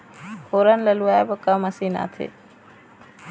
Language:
Chhattisgarhi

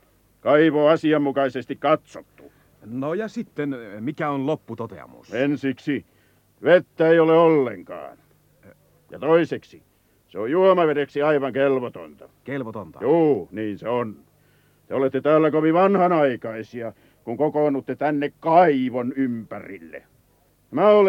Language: Finnish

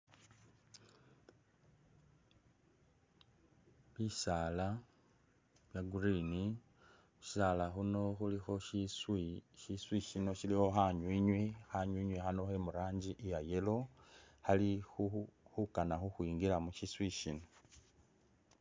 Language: Masaaba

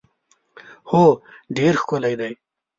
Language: Pashto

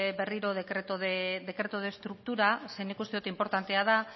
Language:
Basque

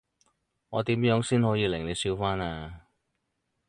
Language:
Cantonese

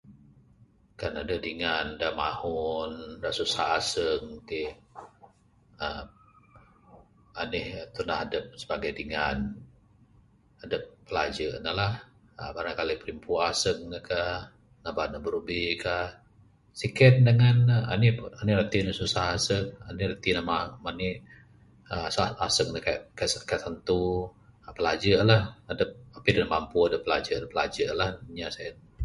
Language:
Bukar-Sadung Bidayuh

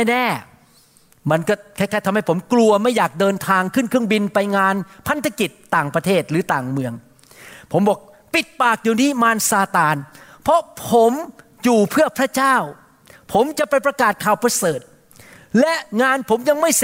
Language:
Thai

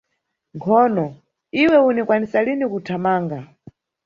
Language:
Nyungwe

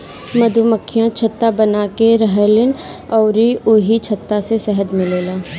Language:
Bhojpuri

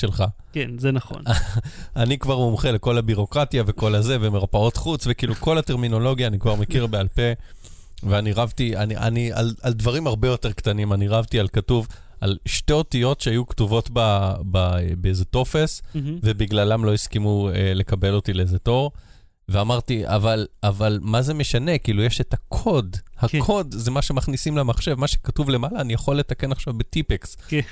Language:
Hebrew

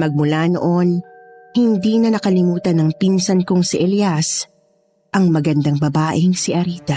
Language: Filipino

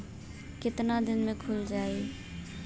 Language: Bhojpuri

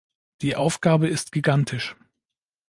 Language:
German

